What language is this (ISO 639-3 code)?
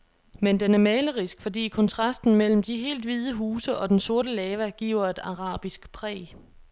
dan